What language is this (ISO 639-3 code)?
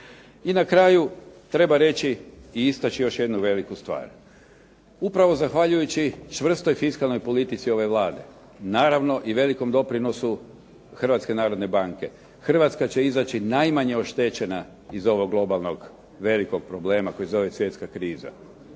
hrv